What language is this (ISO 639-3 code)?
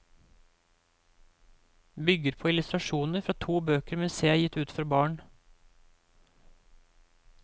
nor